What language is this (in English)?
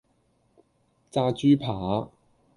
Cantonese